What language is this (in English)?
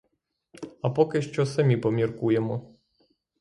Ukrainian